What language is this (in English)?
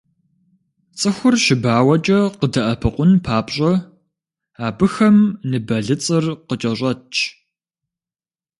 Kabardian